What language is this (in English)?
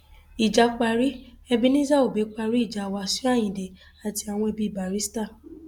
Yoruba